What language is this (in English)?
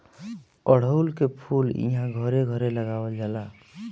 Bhojpuri